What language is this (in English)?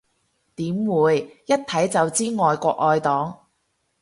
Cantonese